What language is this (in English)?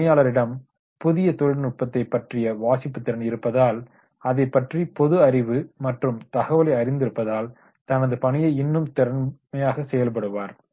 Tamil